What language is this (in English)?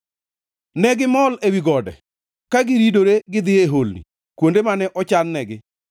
Luo (Kenya and Tanzania)